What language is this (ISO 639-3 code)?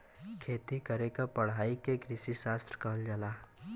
bho